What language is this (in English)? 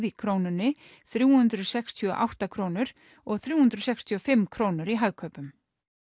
Icelandic